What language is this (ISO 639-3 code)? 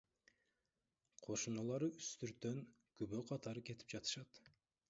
kir